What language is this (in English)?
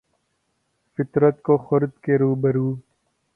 Urdu